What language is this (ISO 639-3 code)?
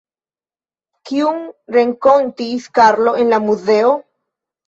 epo